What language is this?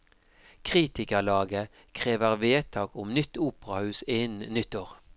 Norwegian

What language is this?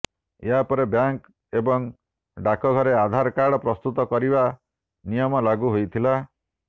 Odia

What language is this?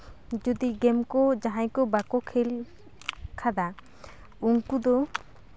Santali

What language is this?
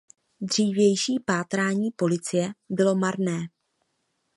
Czech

